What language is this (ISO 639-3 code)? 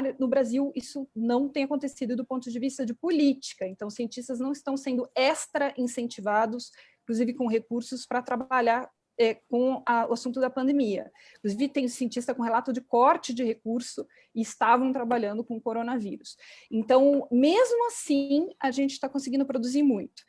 por